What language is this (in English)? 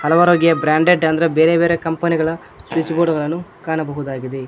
Kannada